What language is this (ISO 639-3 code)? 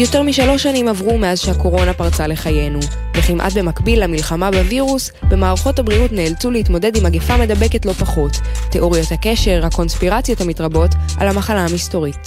heb